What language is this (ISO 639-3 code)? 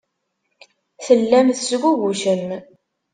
kab